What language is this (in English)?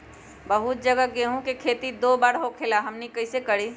Magahi